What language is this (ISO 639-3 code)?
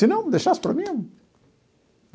por